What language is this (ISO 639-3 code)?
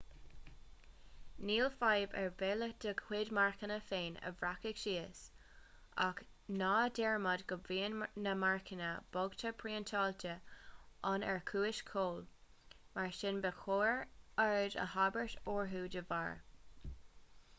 gle